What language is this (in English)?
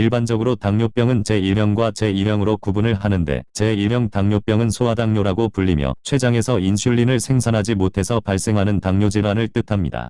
Korean